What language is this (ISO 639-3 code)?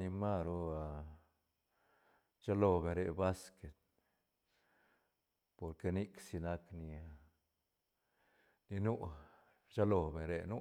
ztn